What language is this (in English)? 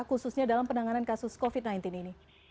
Indonesian